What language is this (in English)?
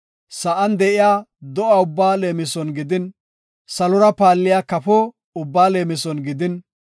Gofa